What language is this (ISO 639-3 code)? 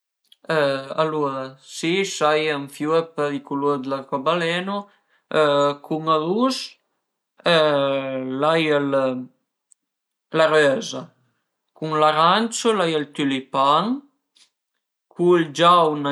pms